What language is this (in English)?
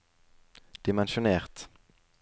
Norwegian